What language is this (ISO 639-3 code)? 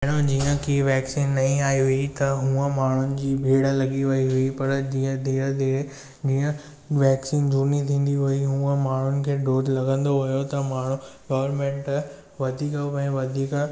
snd